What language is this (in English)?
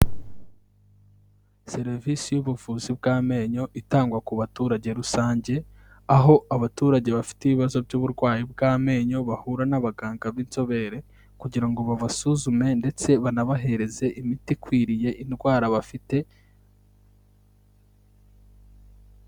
Kinyarwanda